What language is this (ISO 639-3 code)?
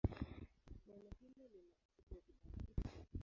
swa